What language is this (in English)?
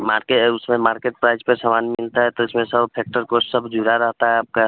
Hindi